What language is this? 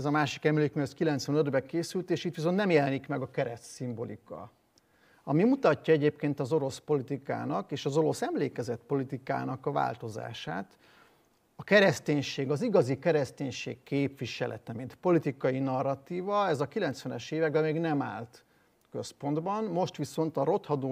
Hungarian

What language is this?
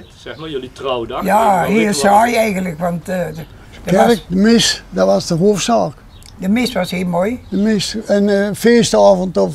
Dutch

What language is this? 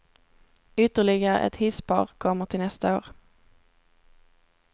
Swedish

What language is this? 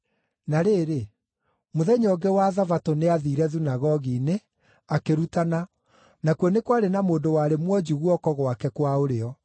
Kikuyu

